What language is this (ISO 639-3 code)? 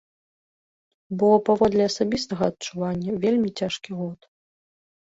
bel